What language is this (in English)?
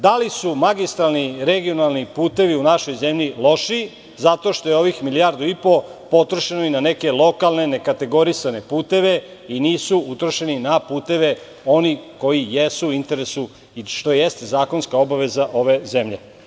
Serbian